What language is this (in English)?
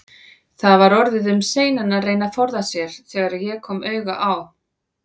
Icelandic